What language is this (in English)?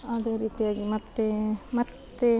Kannada